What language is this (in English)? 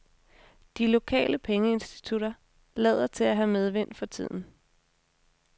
Danish